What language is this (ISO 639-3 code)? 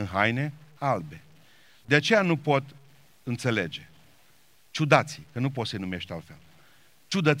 ron